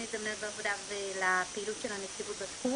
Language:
Hebrew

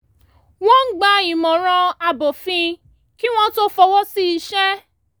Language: Yoruba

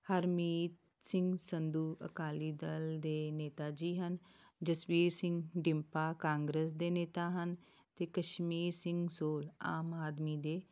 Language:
Punjabi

